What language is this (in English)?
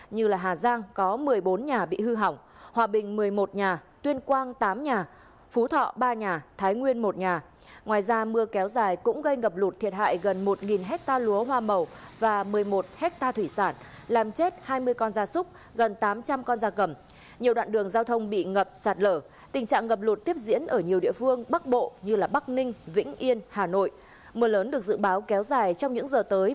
Vietnamese